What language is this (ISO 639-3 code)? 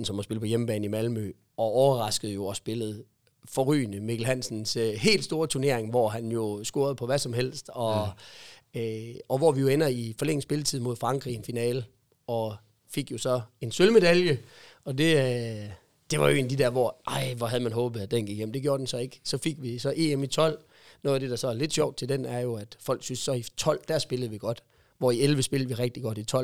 dan